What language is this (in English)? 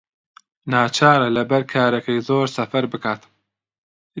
Central Kurdish